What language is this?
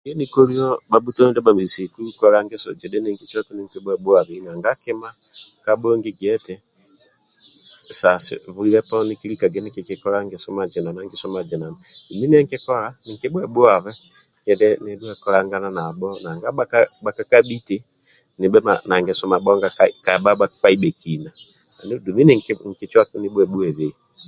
Amba (Uganda)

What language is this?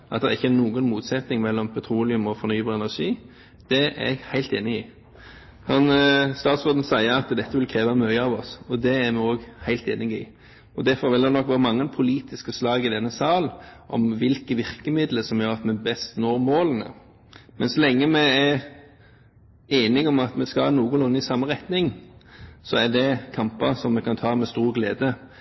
Norwegian Bokmål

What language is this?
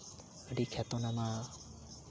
Santali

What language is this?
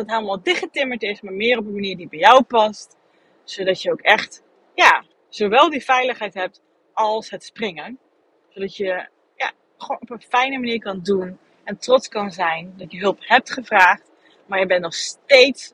Dutch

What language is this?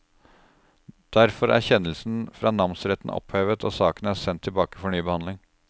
Norwegian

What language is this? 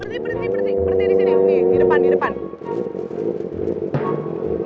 Indonesian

